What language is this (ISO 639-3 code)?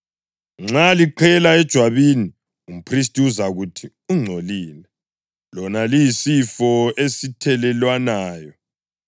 nde